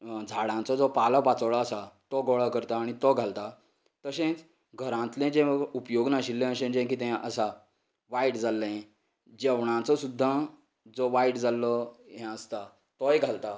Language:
Konkani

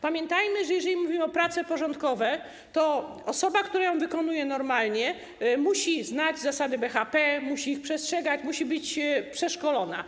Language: Polish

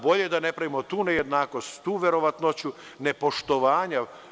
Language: Serbian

